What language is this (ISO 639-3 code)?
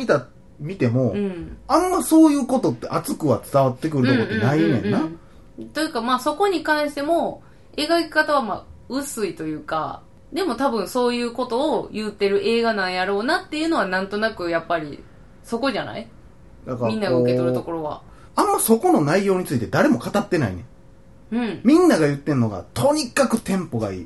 jpn